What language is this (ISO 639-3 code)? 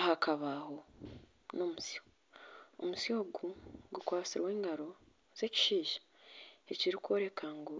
nyn